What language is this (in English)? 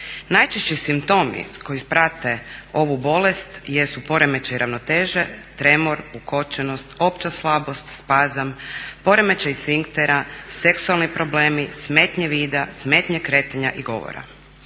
Croatian